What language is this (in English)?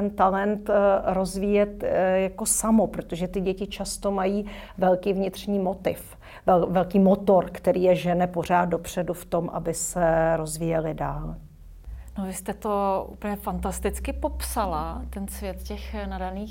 Czech